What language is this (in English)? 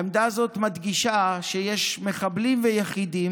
Hebrew